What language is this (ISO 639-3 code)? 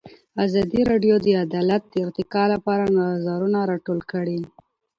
pus